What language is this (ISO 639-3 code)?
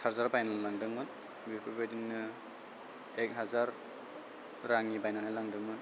brx